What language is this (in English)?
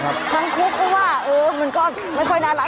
Thai